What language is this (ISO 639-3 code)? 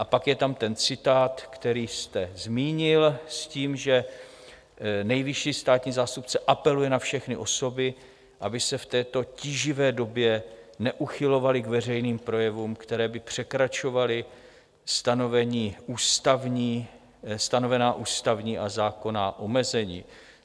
ces